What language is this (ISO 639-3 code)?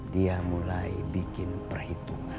ind